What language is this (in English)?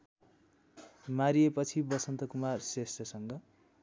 Nepali